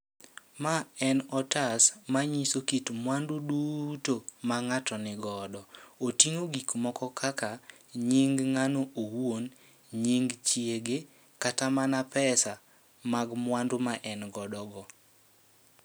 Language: Luo (Kenya and Tanzania)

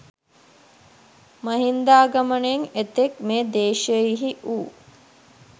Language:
Sinhala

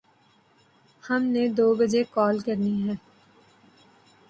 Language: Urdu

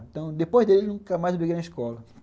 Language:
Portuguese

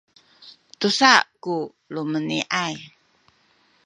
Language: Sakizaya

